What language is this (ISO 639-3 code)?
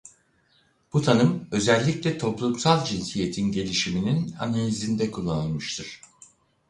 tur